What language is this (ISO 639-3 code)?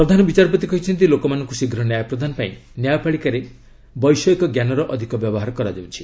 ori